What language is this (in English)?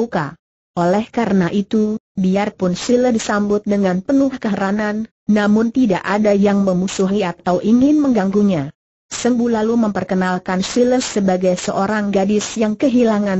Indonesian